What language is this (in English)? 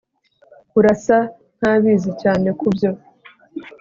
Kinyarwanda